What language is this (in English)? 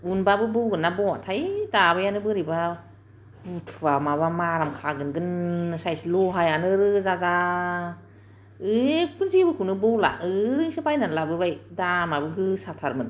Bodo